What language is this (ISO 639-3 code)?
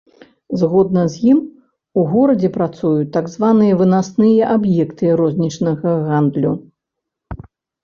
bel